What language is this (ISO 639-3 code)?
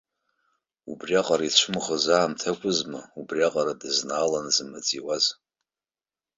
abk